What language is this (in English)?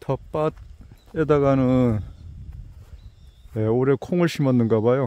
Korean